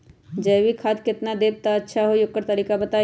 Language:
Magahi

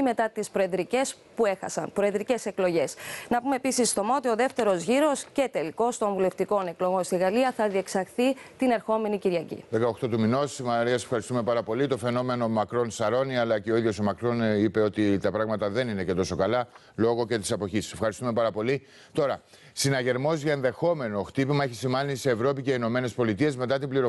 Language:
Greek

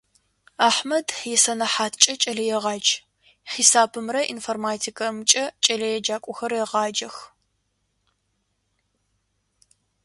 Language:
Adyghe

